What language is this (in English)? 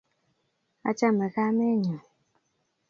Kalenjin